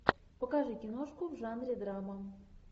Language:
Russian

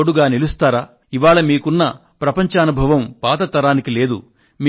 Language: Telugu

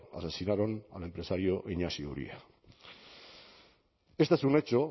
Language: Spanish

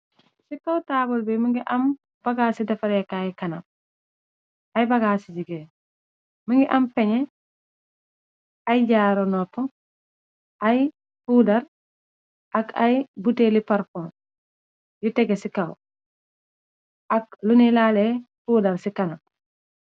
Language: Wolof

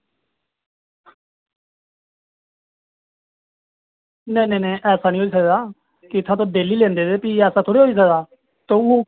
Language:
Dogri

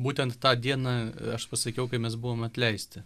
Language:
Lithuanian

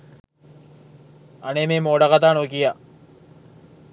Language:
Sinhala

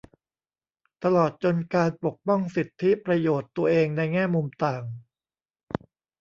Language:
Thai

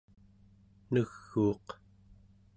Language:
Central Yupik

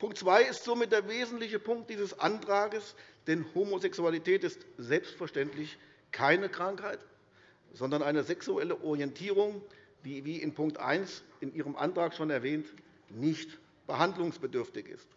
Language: German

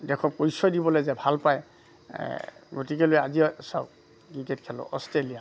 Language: Assamese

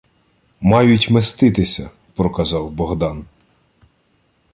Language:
Ukrainian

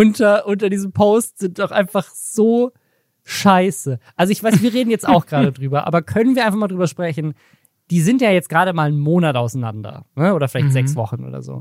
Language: German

